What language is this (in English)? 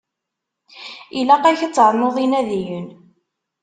Kabyle